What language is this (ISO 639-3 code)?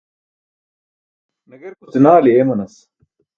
bsk